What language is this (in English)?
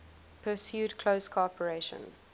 English